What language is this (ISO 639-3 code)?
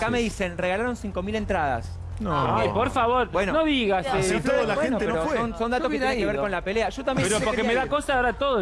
spa